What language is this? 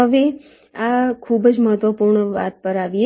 Gujarati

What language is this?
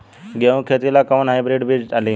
Bhojpuri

